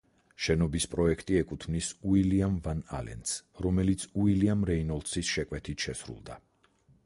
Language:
Georgian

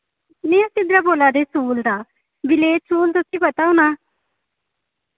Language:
Dogri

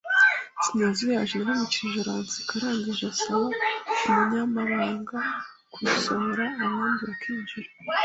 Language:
Kinyarwanda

